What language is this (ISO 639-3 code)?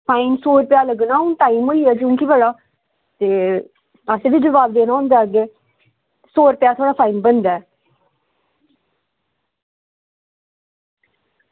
doi